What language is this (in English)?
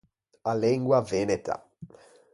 Ligurian